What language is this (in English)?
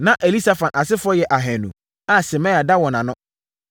Akan